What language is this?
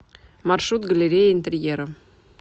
Russian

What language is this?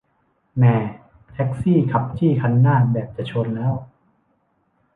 Thai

